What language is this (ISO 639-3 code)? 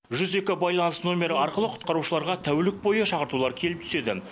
kaz